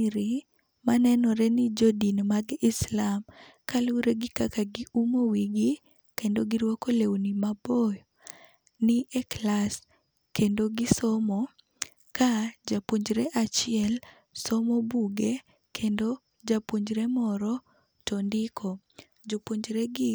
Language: Luo (Kenya and Tanzania)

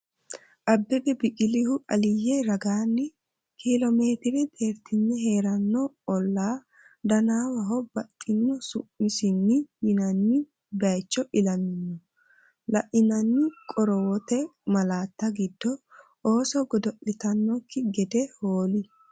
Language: Sidamo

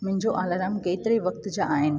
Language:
Sindhi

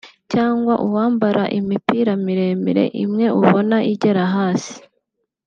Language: Kinyarwanda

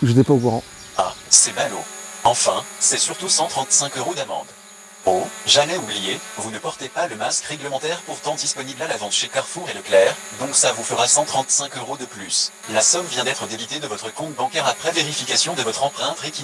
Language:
French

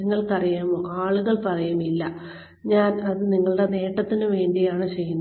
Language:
Malayalam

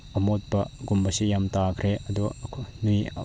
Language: Manipuri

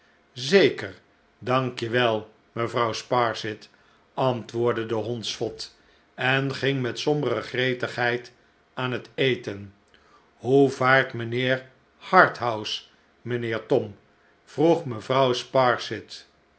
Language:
Dutch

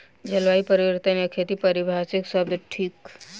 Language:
Maithili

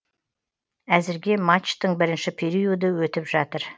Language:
Kazakh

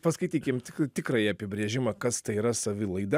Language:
Lithuanian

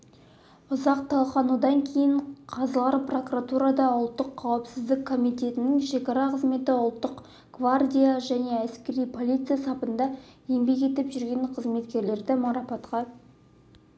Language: Kazakh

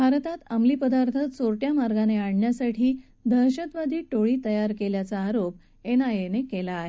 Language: Marathi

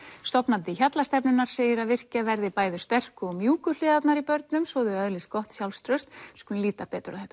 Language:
Icelandic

